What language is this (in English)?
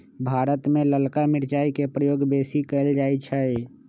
Magahi